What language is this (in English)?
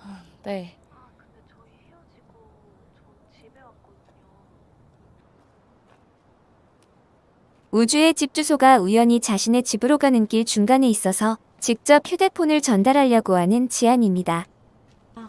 Korean